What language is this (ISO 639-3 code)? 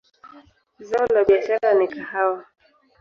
swa